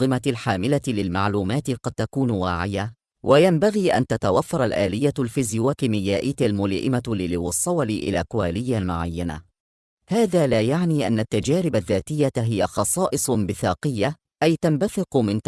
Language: Arabic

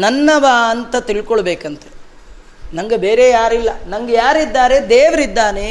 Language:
Kannada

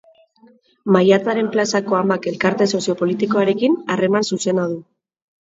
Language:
Basque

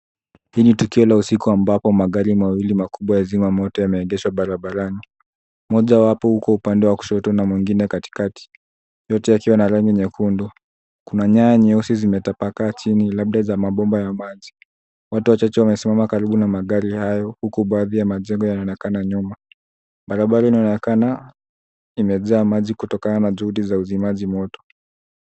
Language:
Swahili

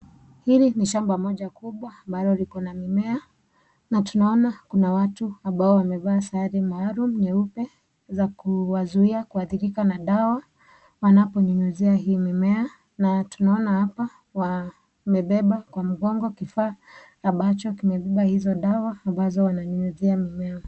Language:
Swahili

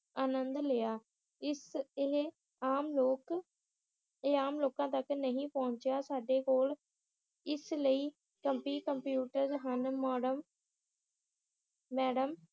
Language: Punjabi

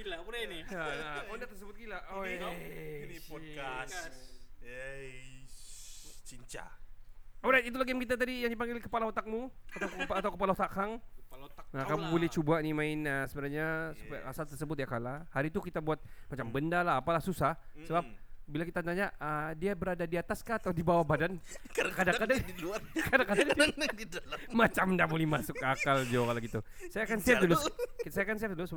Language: Malay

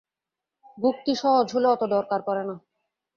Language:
Bangla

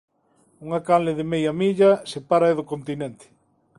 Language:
Galician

